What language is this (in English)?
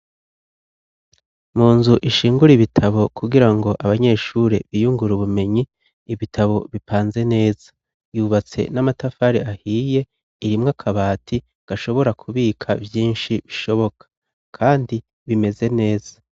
Rundi